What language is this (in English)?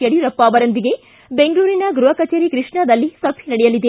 Kannada